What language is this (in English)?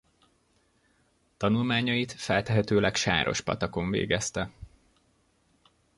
Hungarian